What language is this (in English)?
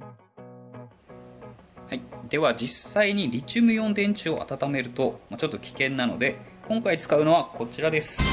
Japanese